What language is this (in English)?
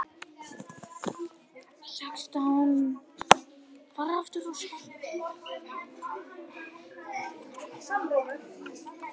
Icelandic